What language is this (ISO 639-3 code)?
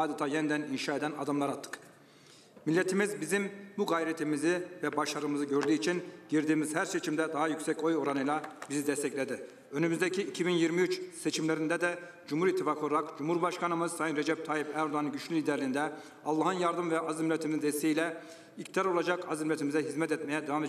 tur